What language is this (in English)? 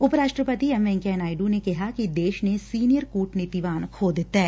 Punjabi